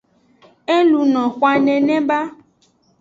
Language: Aja (Benin)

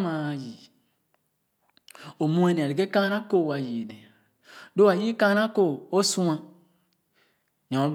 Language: Khana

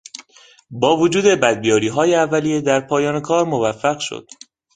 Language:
Persian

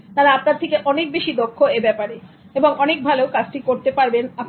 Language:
Bangla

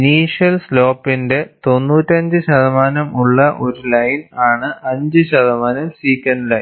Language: Malayalam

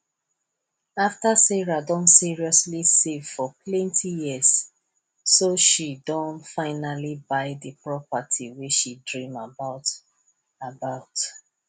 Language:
Nigerian Pidgin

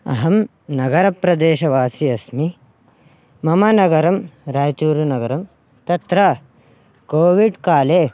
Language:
Sanskrit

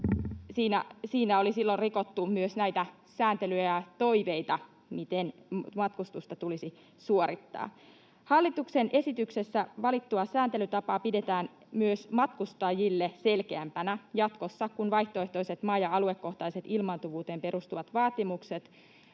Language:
Finnish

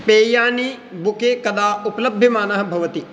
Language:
Sanskrit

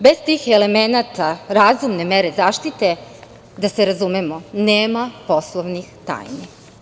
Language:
Serbian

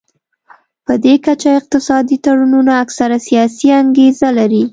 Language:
Pashto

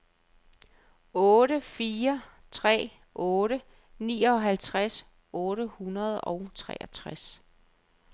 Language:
Danish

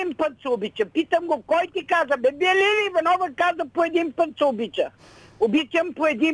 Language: Bulgarian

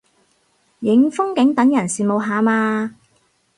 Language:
Cantonese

